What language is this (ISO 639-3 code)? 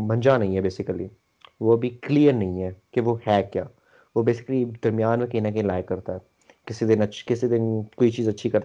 urd